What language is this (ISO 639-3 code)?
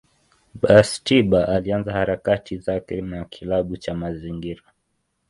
swa